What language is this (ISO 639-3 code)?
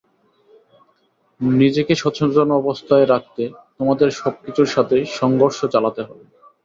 ben